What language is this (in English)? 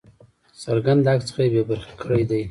Pashto